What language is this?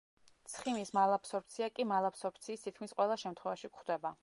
Georgian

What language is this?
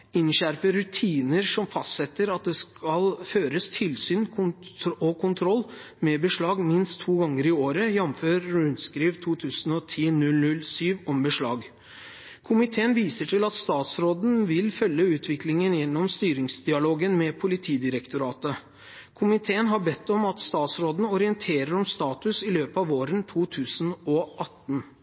Norwegian Bokmål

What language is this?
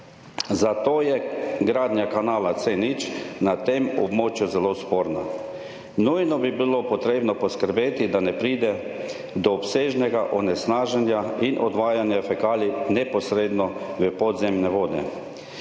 Slovenian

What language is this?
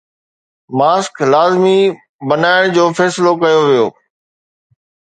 Sindhi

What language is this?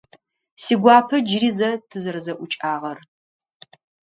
Adyghe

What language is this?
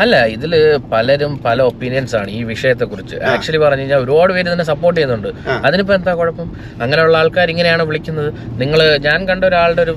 Malayalam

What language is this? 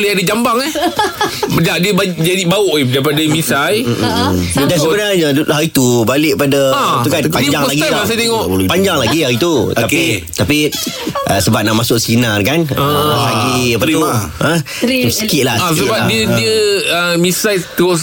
Malay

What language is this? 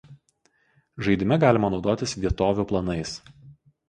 Lithuanian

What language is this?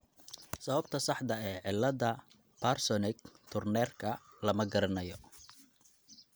Somali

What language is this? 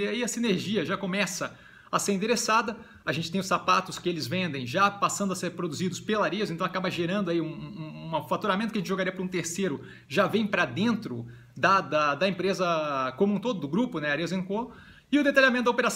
Portuguese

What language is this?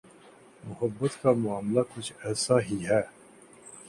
Urdu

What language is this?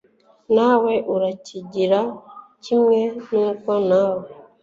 Kinyarwanda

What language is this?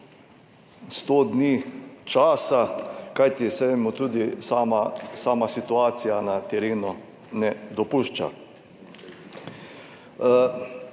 Slovenian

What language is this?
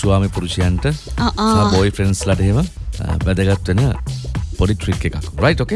Indonesian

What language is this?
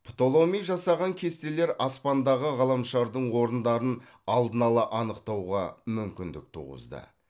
Kazakh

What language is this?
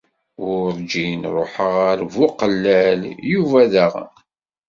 Kabyle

